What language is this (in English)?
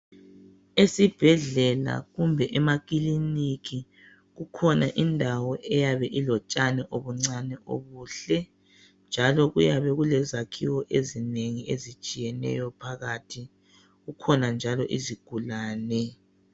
North Ndebele